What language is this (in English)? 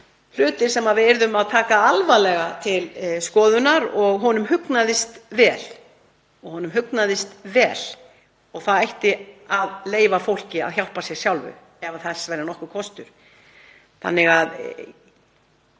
Icelandic